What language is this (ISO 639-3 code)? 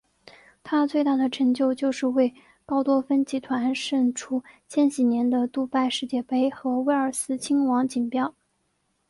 zho